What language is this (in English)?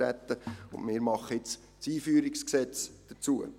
Swiss German